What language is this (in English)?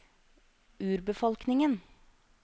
Norwegian